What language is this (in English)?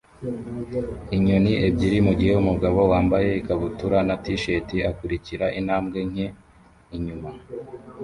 Kinyarwanda